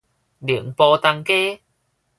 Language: Min Nan Chinese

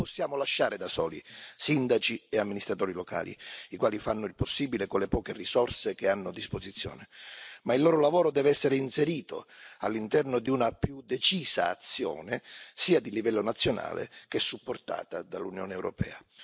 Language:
Italian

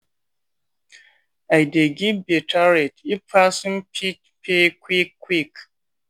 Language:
Nigerian Pidgin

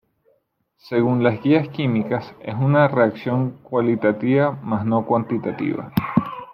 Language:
Spanish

